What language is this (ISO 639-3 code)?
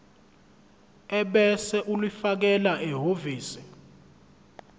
zul